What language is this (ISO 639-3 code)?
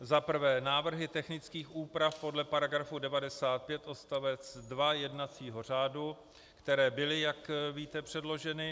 ces